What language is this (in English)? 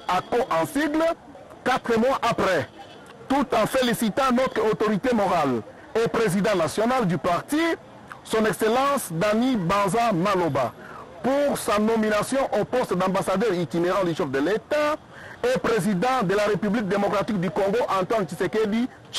French